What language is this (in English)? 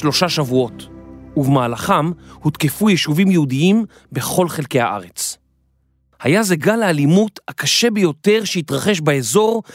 Hebrew